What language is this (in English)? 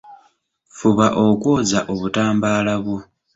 Ganda